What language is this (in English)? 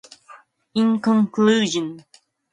English